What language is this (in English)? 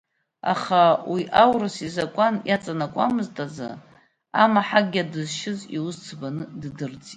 Abkhazian